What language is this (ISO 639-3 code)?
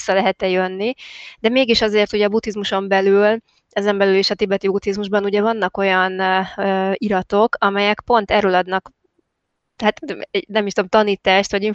hun